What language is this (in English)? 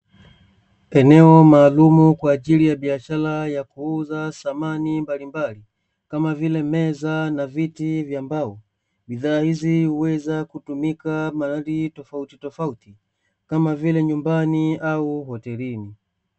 Swahili